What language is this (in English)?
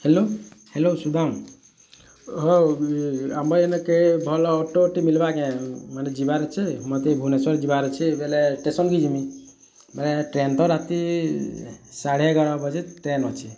Odia